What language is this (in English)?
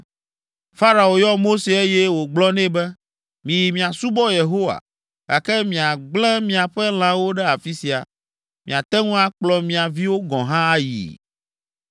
Ewe